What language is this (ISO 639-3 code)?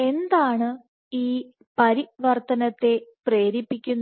mal